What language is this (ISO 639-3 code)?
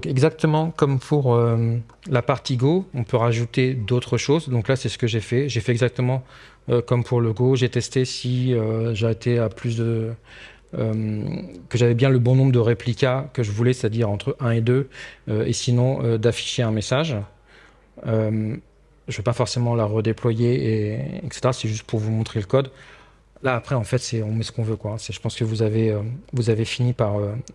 fra